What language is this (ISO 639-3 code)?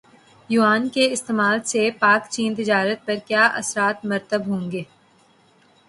urd